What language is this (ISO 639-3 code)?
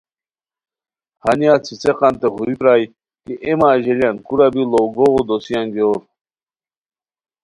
khw